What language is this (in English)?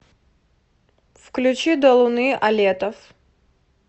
Russian